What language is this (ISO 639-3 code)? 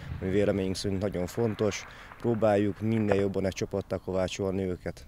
hun